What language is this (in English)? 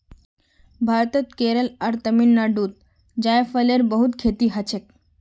Magahi